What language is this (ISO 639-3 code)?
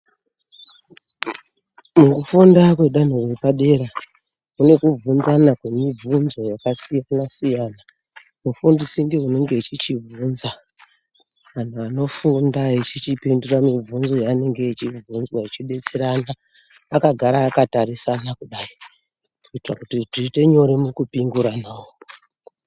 ndc